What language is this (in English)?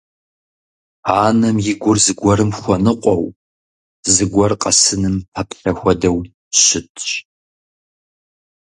Kabardian